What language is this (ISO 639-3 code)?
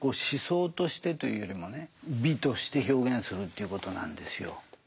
jpn